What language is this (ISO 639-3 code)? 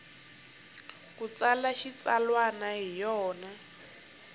tso